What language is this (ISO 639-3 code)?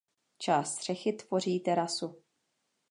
ces